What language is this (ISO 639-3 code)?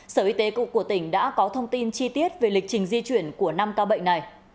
vie